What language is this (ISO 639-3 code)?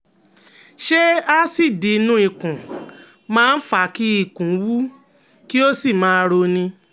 yor